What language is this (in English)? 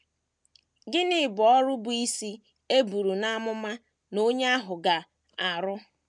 Igbo